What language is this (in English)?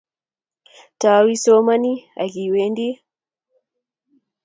Kalenjin